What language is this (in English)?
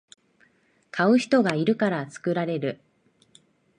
Japanese